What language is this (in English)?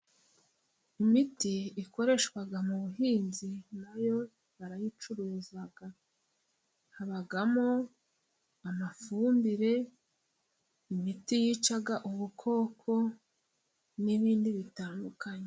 Kinyarwanda